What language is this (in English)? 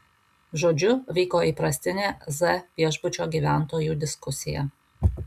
Lithuanian